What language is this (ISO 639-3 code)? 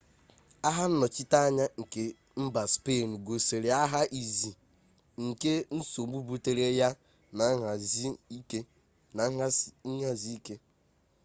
ibo